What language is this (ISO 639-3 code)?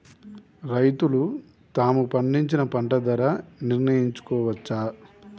tel